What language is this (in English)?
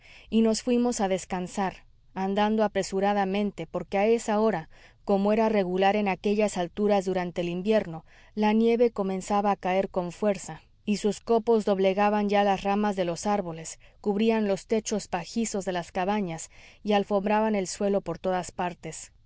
Spanish